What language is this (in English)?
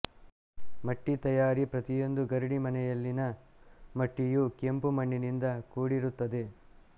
Kannada